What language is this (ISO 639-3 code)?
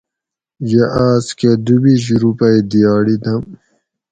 gwc